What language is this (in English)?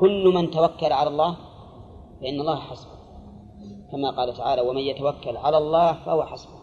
Arabic